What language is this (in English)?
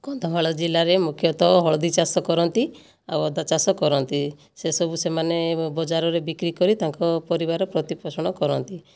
Odia